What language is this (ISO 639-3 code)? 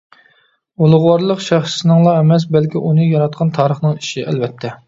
uig